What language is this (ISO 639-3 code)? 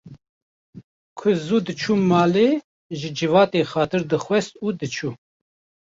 kur